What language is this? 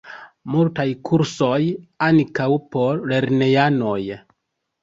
Esperanto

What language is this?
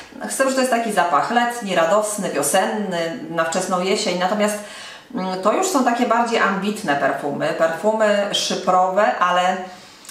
Polish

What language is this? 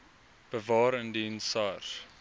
Afrikaans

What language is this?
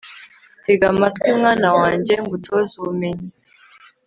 Kinyarwanda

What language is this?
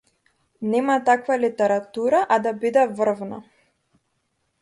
Macedonian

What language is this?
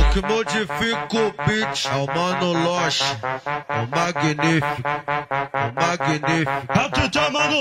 Portuguese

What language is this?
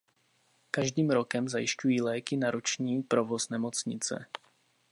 Czech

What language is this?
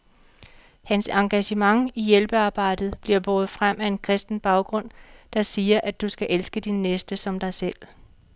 Danish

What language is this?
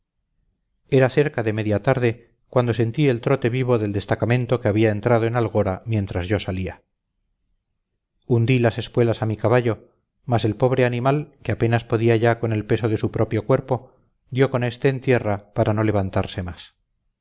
Spanish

